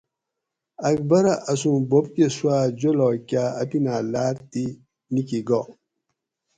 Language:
Gawri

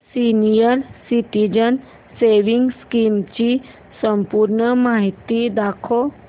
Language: Marathi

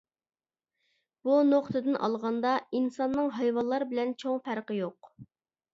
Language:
Uyghur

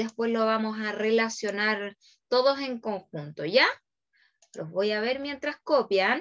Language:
Spanish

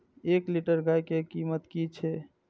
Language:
Maithili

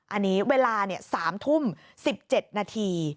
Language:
Thai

